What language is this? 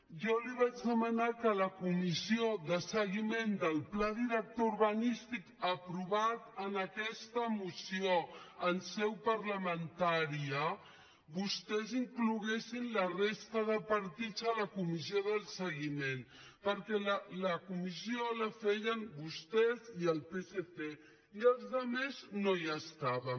Catalan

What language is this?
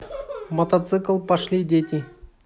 Russian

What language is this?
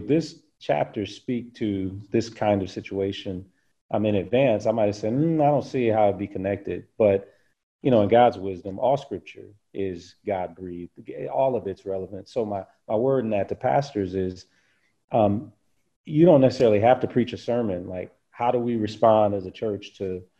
English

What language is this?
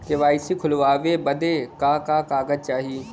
Bhojpuri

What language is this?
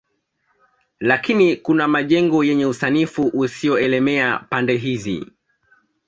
Swahili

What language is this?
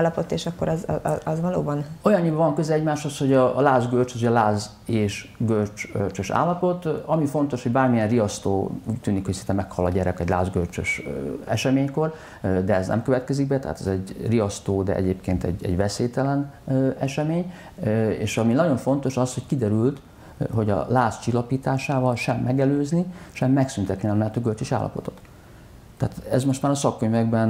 Hungarian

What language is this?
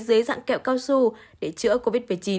Vietnamese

